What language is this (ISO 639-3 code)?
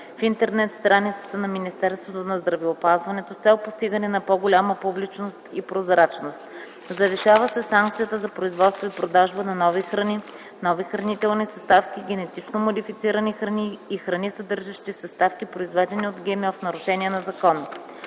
bul